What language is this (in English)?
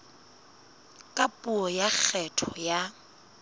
Southern Sotho